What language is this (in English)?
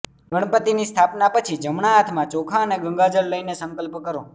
Gujarati